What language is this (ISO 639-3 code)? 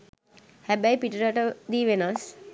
sin